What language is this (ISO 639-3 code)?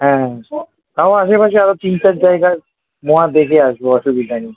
ben